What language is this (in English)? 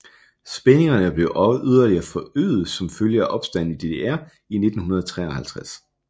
Danish